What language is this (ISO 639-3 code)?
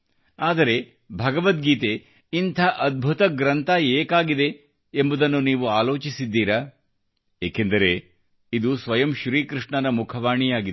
kan